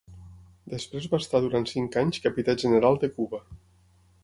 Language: Catalan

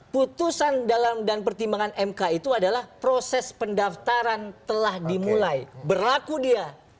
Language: Indonesian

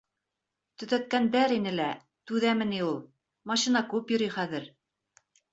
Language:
Bashkir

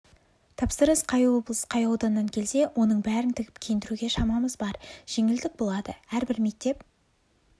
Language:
Kazakh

